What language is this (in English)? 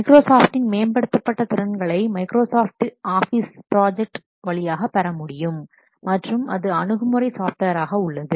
Tamil